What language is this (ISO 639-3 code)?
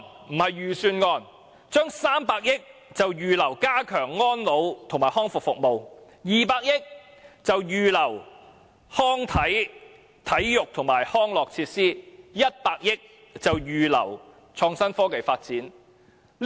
yue